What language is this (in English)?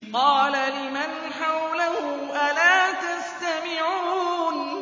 Arabic